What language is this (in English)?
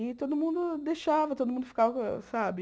Portuguese